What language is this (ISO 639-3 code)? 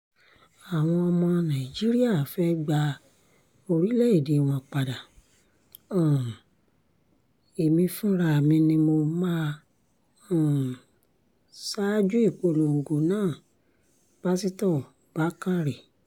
yor